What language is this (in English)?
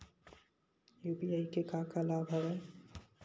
Chhattisgarhi